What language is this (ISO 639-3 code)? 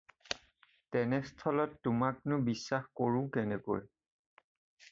asm